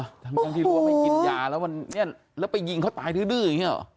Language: Thai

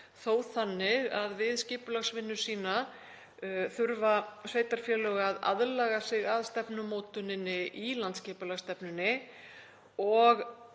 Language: Icelandic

